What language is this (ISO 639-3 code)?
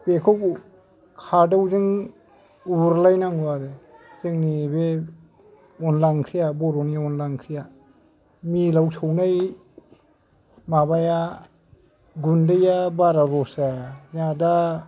brx